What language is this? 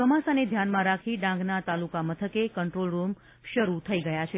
Gujarati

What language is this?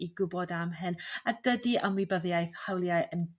Welsh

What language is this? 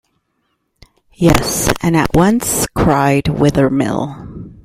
English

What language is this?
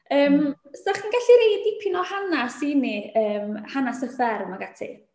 Welsh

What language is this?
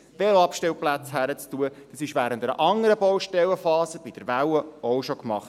Swiss German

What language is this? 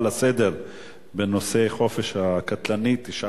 Hebrew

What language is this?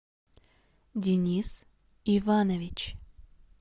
Russian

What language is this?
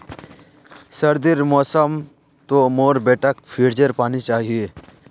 Magahi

